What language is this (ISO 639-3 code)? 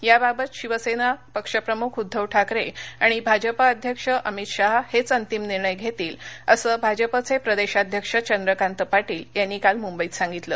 mar